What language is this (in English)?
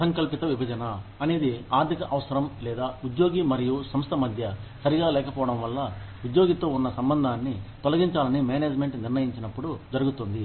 Telugu